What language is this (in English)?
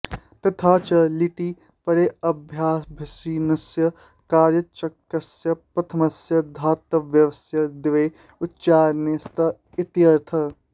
Sanskrit